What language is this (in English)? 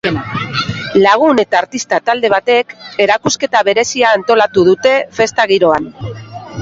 Basque